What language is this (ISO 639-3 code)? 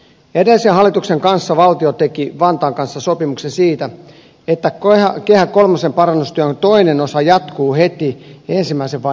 fin